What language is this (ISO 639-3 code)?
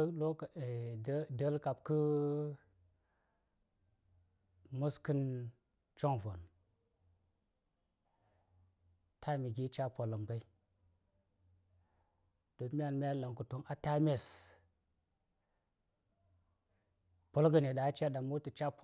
say